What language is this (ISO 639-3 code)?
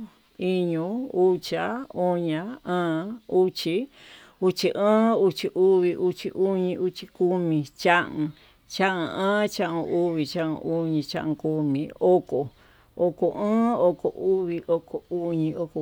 mtu